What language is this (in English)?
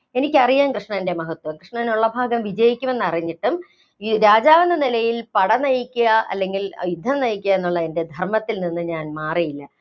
Malayalam